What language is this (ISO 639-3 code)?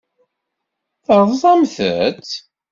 kab